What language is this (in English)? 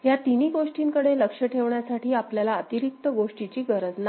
Marathi